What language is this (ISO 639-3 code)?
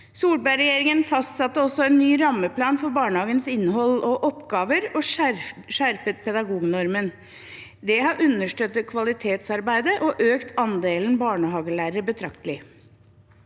nor